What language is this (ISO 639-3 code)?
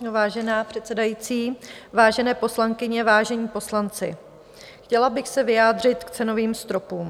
ces